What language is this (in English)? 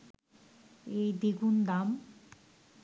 Bangla